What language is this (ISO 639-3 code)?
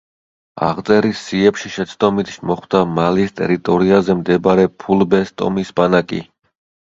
kat